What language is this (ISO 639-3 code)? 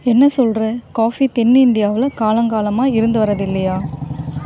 tam